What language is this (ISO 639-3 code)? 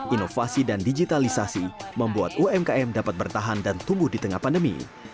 ind